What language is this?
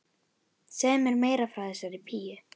Icelandic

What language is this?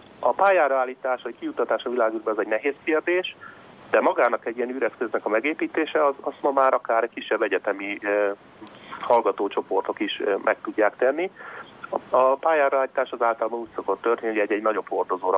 Hungarian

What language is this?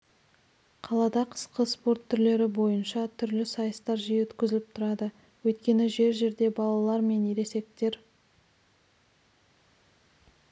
Kazakh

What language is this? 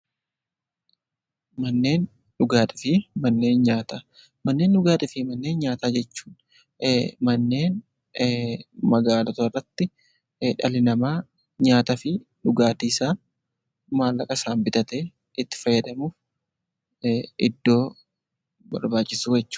Oromo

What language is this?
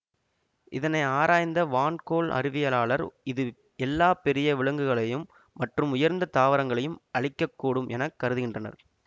Tamil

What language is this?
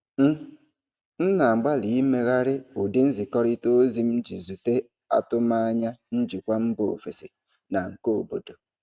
Igbo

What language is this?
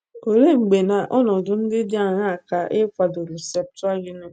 Igbo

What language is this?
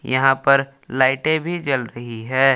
Hindi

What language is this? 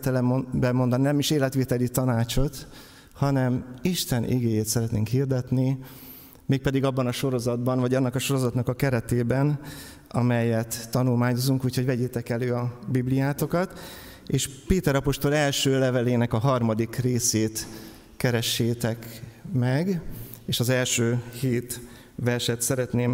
Hungarian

